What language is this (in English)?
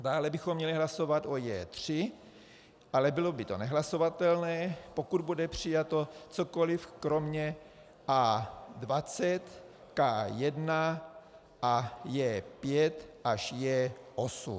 Czech